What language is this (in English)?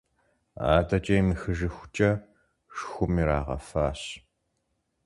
Kabardian